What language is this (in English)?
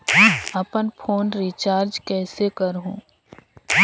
Chhattisgarhi